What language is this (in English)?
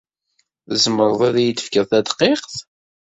Kabyle